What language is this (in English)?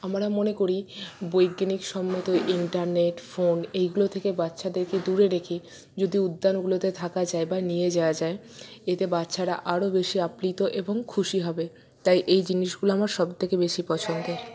Bangla